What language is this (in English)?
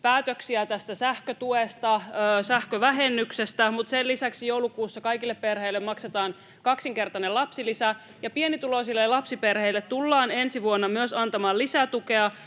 Finnish